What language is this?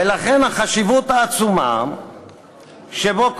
Hebrew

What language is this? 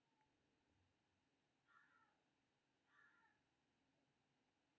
Maithili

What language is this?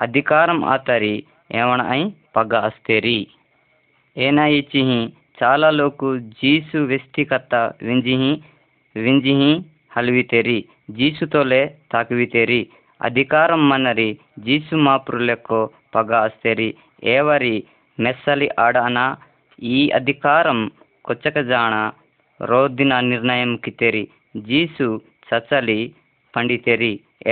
Hindi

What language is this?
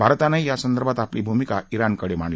Marathi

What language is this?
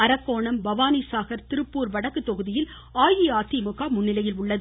Tamil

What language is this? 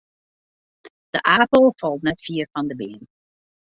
Western Frisian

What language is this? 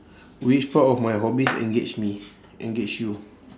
English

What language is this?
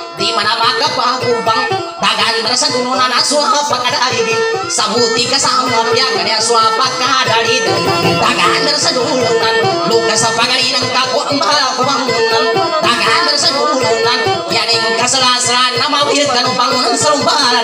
Thai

